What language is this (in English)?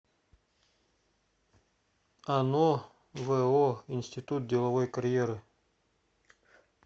Russian